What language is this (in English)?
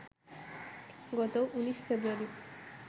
Bangla